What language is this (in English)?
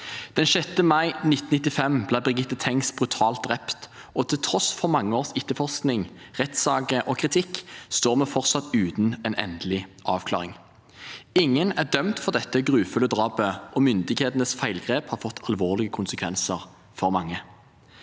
Norwegian